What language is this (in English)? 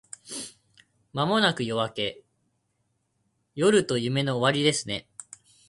Japanese